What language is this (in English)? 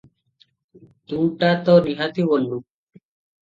Odia